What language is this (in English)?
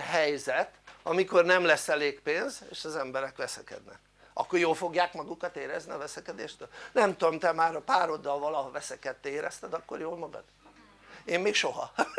Hungarian